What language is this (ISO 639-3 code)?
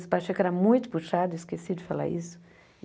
por